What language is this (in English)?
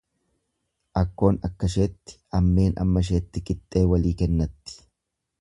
Oromo